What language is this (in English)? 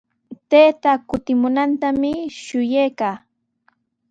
Sihuas Ancash Quechua